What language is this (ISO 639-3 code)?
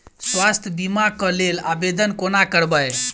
mai